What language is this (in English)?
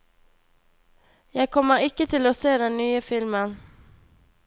Norwegian